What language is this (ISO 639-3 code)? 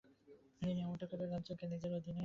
ben